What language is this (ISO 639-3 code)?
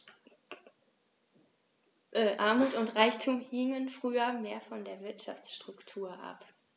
deu